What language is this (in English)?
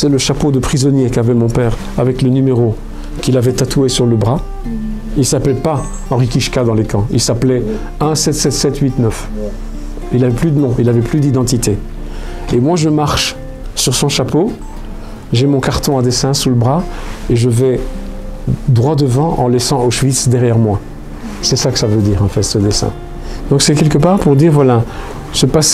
French